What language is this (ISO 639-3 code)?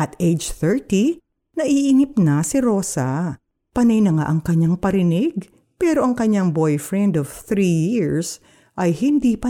fil